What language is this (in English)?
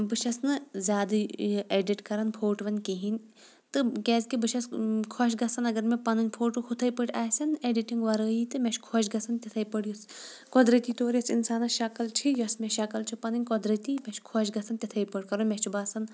Kashmiri